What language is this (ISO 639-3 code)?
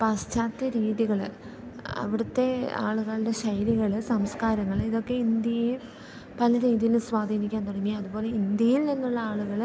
mal